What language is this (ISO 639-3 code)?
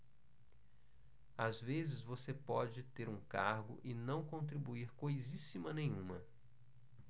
por